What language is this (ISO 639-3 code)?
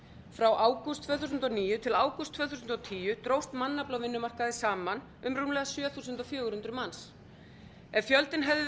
isl